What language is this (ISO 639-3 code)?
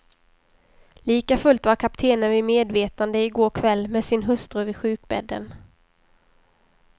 swe